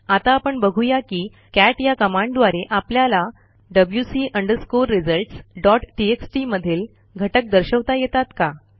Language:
Marathi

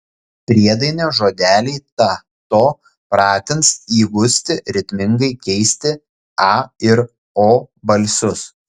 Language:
Lithuanian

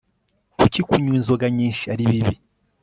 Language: Kinyarwanda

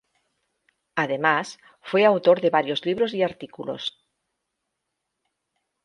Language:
Spanish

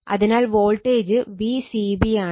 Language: Malayalam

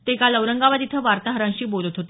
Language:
Marathi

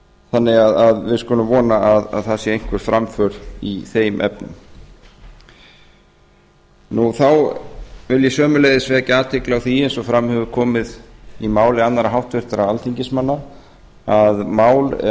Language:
Icelandic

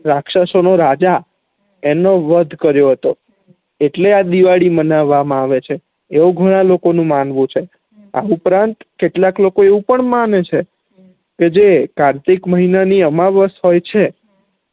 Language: Gujarati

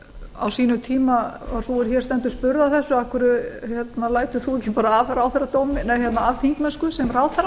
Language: Icelandic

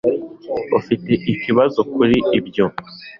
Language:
Kinyarwanda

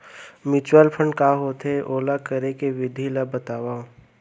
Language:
Chhattisgarhi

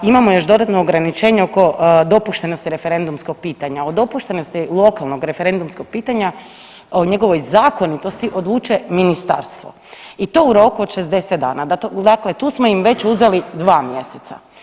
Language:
Croatian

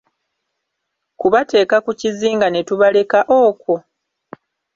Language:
Ganda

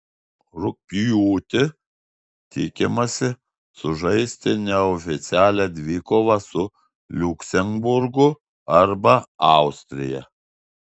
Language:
Lithuanian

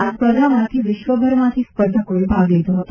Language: Gujarati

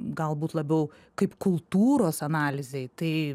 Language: Lithuanian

